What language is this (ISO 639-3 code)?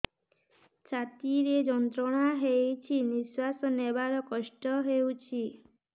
ori